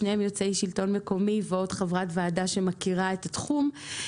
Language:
Hebrew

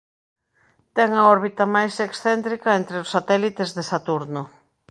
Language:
Galician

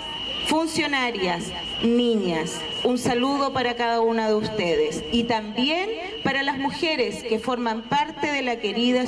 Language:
Spanish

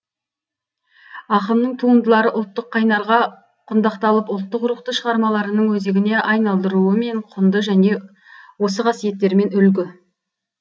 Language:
Kazakh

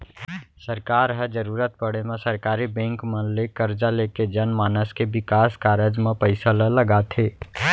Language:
Chhattisgarhi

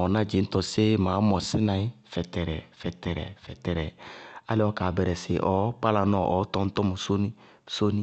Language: Bago-Kusuntu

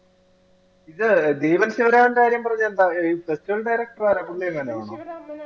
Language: Malayalam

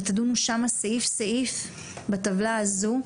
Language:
Hebrew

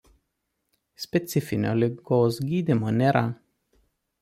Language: Lithuanian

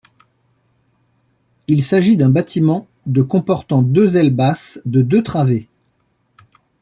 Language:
French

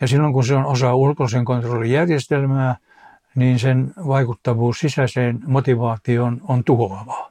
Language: Finnish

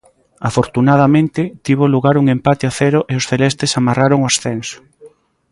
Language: Galician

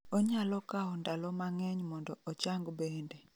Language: Luo (Kenya and Tanzania)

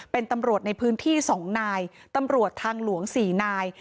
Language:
Thai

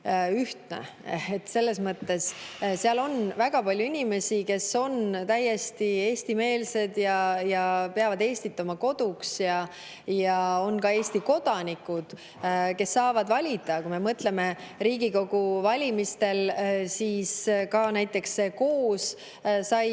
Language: Estonian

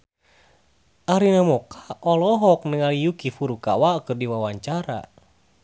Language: Sundanese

